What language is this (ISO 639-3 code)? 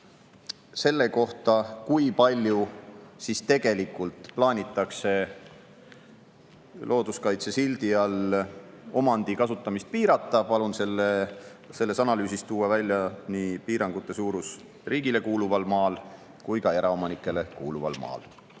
est